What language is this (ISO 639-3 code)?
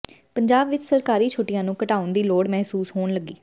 pan